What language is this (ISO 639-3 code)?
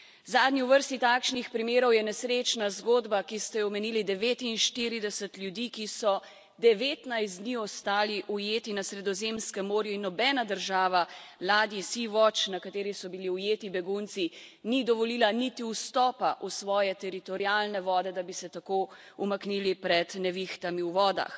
slv